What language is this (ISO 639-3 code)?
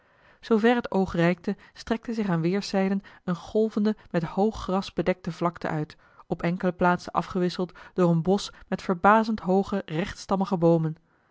nld